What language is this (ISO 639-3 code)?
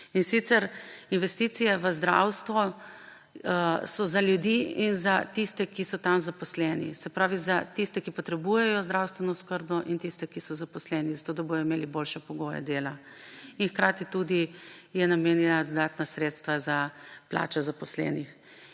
slv